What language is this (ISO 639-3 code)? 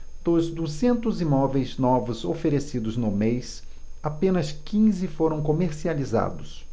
por